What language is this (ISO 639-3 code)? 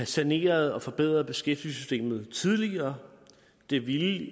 dan